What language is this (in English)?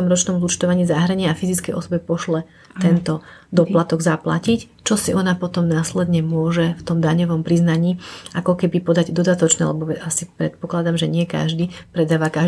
Slovak